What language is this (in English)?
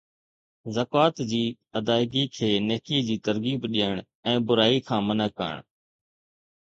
Sindhi